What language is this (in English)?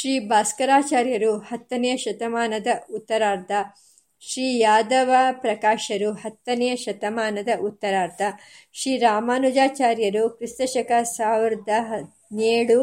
Kannada